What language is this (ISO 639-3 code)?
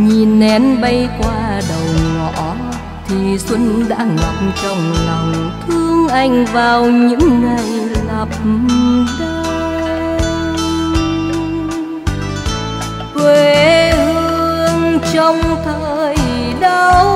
vie